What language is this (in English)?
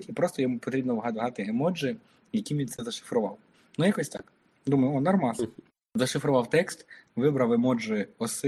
Ukrainian